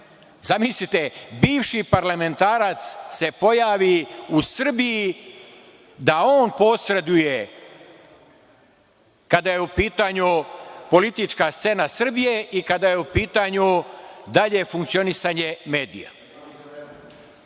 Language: Serbian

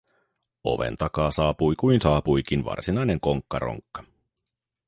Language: Finnish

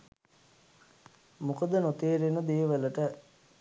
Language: Sinhala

